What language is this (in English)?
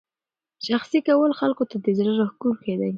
Pashto